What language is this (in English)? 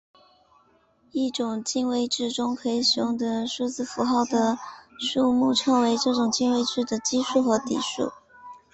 Chinese